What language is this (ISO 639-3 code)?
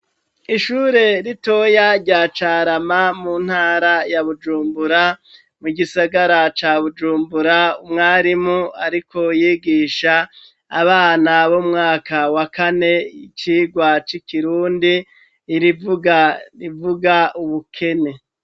run